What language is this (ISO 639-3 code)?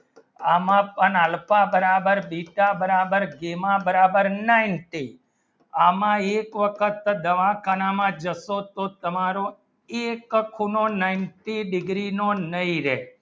guj